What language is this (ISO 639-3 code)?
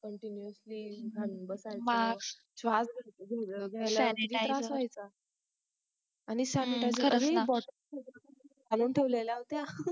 mar